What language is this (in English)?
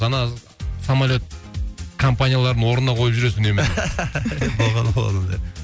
Kazakh